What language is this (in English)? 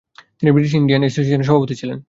Bangla